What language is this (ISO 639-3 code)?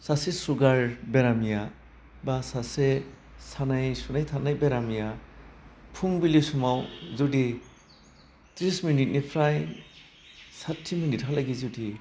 brx